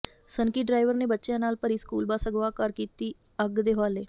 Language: Punjabi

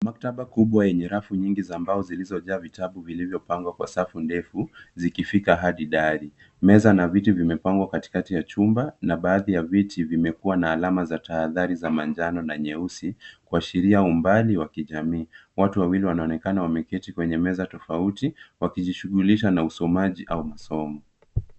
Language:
Swahili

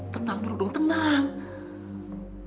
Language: Indonesian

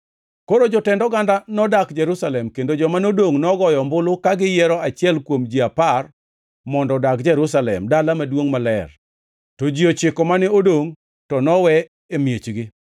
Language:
Luo (Kenya and Tanzania)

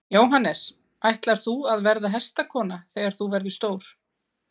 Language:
Icelandic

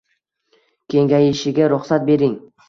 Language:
Uzbek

